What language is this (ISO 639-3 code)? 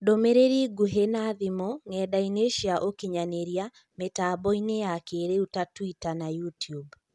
kik